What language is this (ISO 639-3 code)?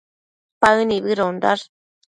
mcf